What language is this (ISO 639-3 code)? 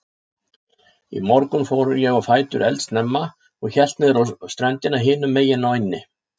isl